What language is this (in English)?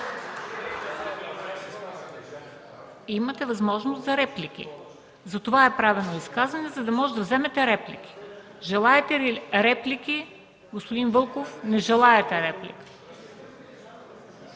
Bulgarian